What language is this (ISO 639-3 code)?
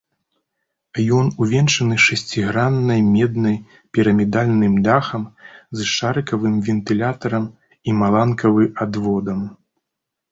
bel